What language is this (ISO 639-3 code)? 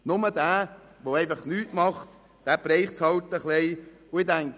gsw